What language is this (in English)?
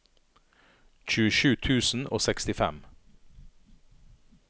Norwegian